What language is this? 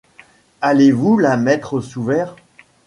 French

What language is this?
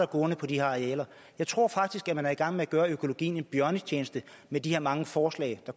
Danish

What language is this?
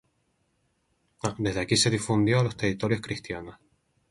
Spanish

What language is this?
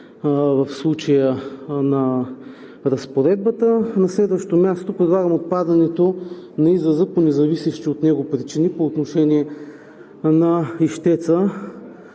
Bulgarian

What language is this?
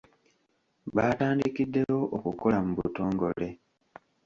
Ganda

